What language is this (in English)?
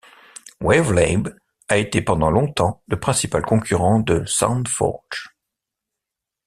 French